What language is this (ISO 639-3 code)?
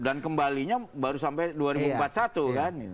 ind